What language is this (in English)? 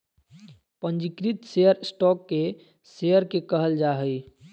Magahi